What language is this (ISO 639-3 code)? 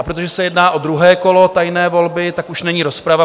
ces